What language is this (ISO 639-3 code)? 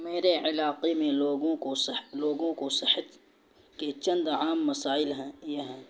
urd